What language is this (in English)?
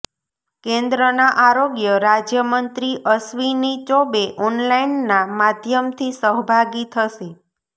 Gujarati